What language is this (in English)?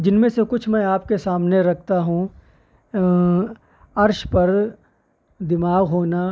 Urdu